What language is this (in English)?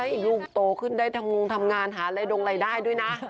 Thai